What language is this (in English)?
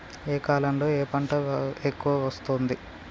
Telugu